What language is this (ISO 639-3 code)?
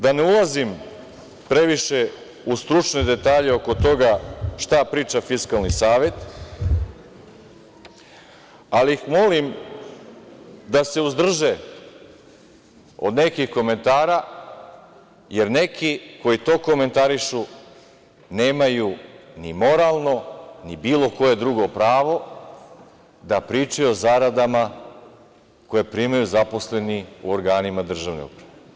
srp